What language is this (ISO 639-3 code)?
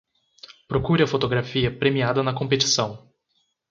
por